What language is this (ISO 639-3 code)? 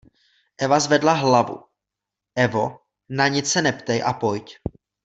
ces